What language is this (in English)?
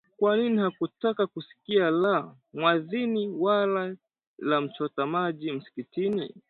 Swahili